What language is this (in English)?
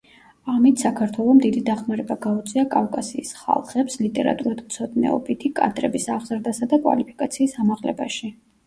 Georgian